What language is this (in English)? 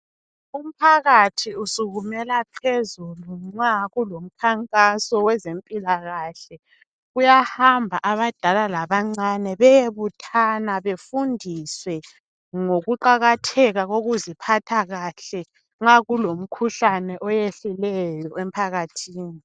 North Ndebele